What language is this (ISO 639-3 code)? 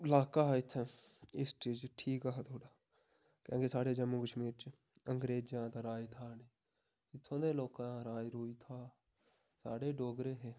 doi